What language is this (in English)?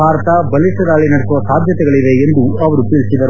Kannada